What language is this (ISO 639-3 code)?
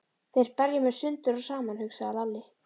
isl